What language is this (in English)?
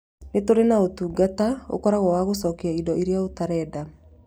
Kikuyu